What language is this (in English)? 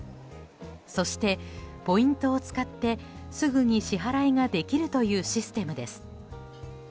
Japanese